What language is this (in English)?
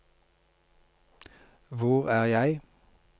Norwegian